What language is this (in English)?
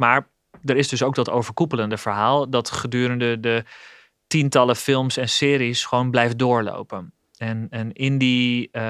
Dutch